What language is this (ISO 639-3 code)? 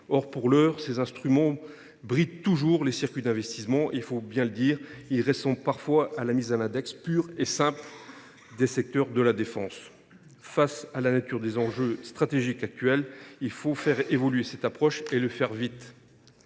fra